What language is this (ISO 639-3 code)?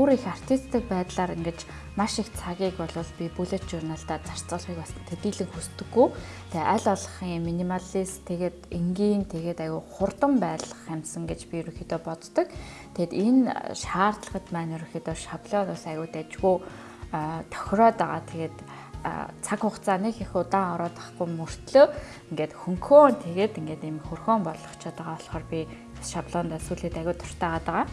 mon